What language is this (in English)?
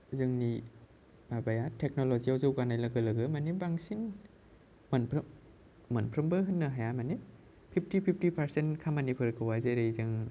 Bodo